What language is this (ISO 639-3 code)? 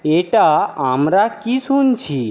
ben